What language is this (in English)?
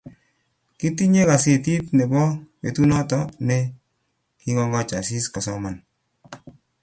Kalenjin